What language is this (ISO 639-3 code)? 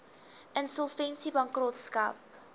afr